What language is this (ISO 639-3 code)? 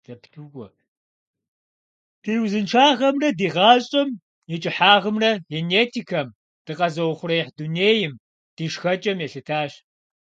kbd